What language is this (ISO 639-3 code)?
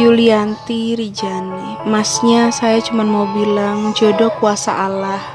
ind